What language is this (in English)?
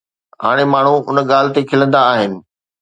Sindhi